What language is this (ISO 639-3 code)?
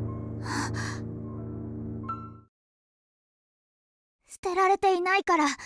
jpn